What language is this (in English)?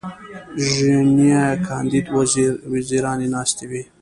Pashto